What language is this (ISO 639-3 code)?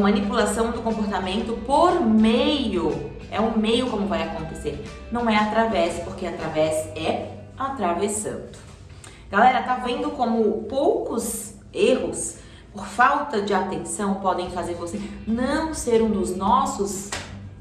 por